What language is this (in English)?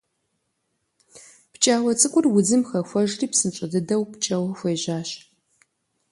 Kabardian